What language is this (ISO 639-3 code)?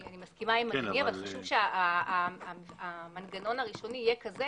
heb